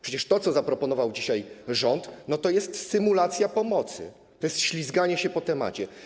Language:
Polish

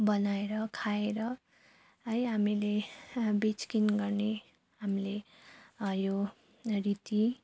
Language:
Nepali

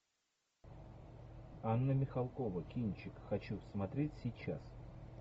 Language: Russian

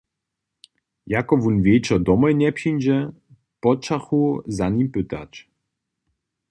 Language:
Upper Sorbian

